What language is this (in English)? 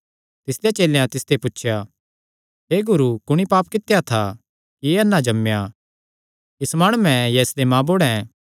Kangri